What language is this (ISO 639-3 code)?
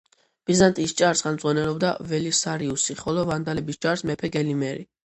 kat